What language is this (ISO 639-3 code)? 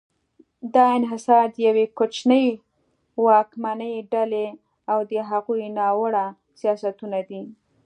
pus